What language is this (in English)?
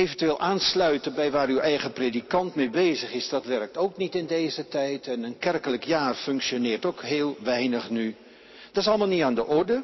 Dutch